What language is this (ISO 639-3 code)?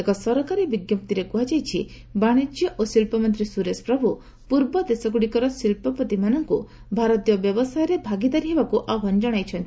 ori